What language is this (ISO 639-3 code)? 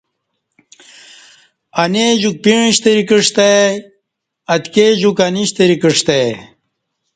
bsh